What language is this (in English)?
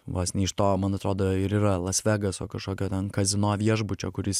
Lithuanian